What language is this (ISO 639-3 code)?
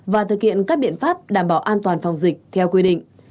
vie